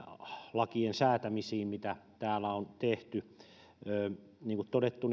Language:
Finnish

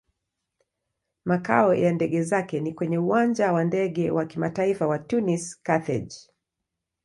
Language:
Swahili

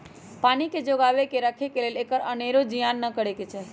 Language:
Magahi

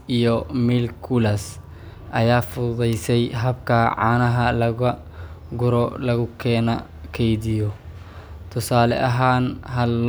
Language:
Somali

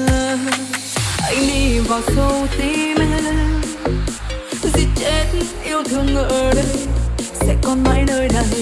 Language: Vietnamese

